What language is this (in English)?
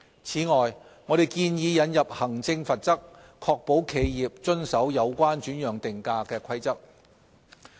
Cantonese